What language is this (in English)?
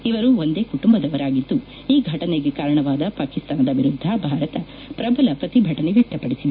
Kannada